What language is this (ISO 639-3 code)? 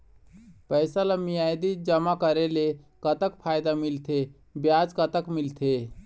hne